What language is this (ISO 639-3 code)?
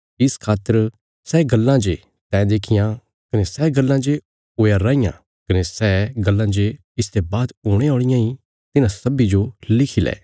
kfs